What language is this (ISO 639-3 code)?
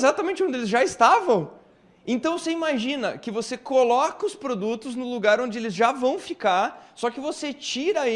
por